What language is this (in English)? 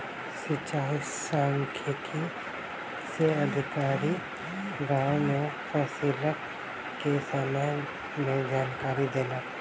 Maithili